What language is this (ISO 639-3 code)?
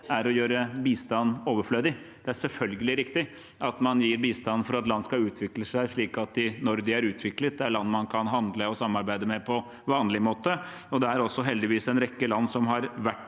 nor